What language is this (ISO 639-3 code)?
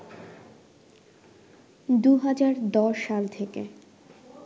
ben